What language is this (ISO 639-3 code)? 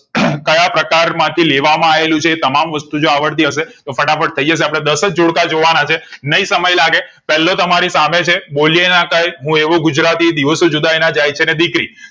guj